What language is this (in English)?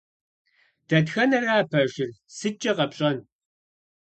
Kabardian